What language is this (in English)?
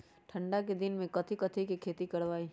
Magahi